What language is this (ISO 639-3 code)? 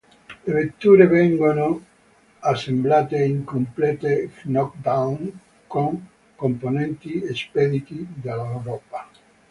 ita